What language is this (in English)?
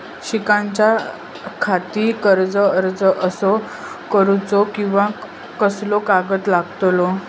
Marathi